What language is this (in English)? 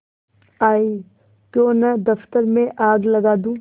Hindi